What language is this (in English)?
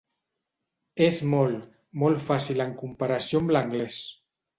Catalan